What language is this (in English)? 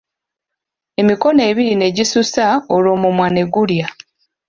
Ganda